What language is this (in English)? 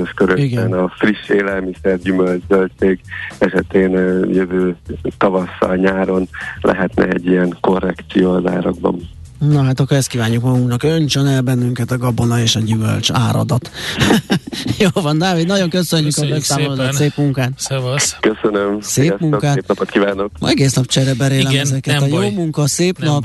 Hungarian